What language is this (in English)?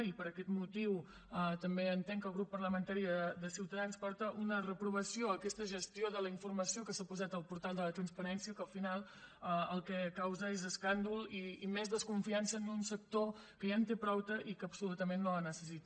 Catalan